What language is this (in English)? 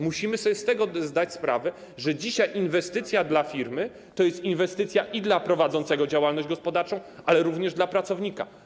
Polish